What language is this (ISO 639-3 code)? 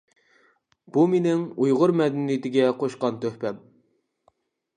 uig